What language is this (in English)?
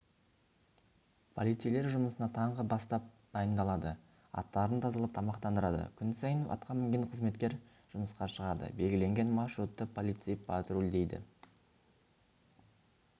Kazakh